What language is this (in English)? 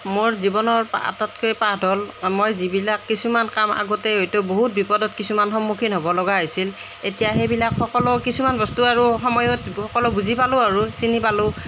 Assamese